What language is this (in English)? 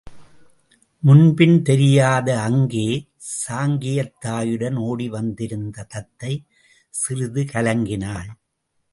Tamil